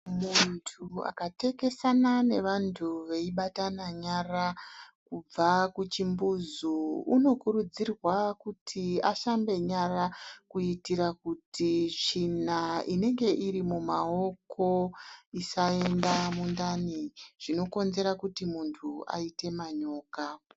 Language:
Ndau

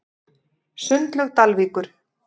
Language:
Icelandic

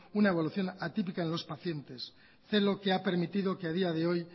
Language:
Spanish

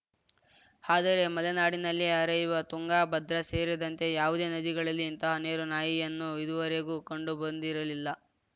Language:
Kannada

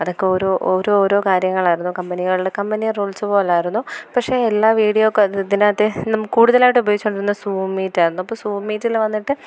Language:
Malayalam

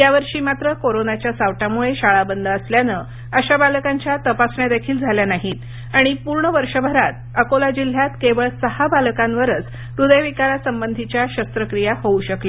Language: Marathi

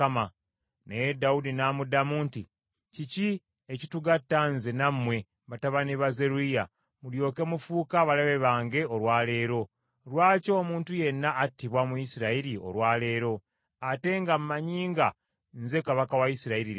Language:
Ganda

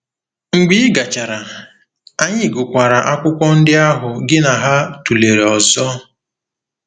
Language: Igbo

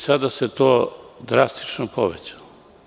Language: Serbian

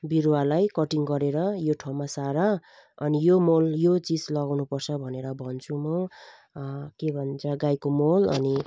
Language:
Nepali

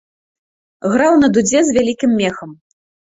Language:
Belarusian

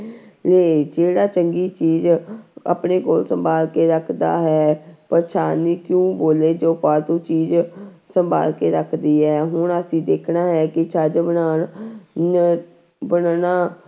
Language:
Punjabi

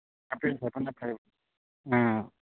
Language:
Manipuri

